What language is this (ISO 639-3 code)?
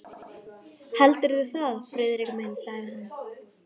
isl